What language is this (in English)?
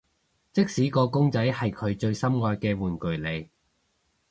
Cantonese